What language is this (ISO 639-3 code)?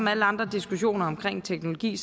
dan